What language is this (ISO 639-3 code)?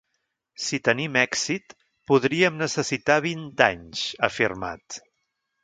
cat